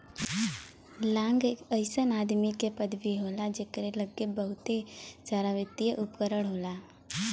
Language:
Bhojpuri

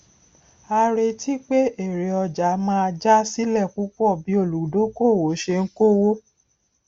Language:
Yoruba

